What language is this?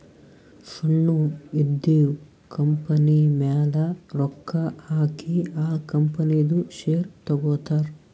Kannada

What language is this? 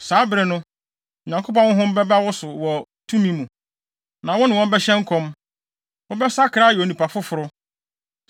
Akan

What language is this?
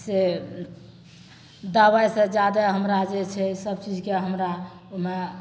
Maithili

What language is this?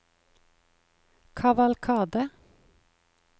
Norwegian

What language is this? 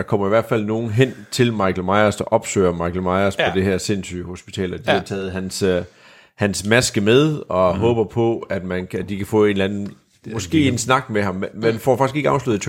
Danish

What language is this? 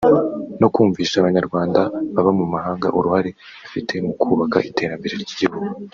Kinyarwanda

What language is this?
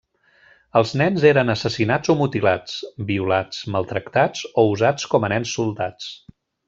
Catalan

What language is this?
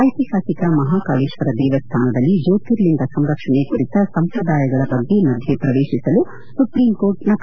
Kannada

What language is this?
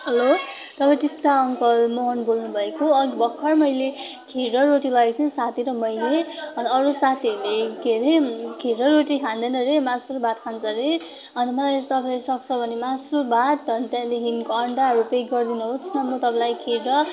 Nepali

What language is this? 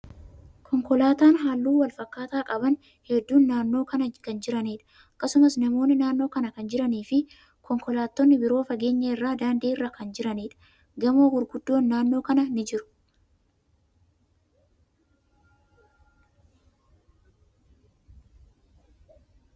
Oromo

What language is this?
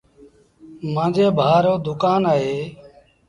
Sindhi Bhil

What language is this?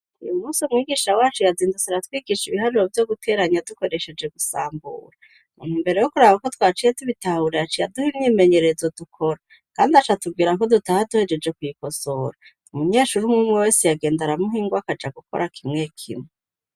Rundi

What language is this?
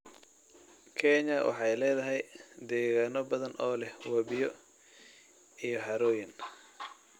Somali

